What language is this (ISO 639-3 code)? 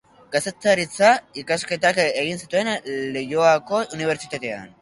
eus